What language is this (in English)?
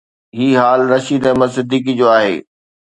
Sindhi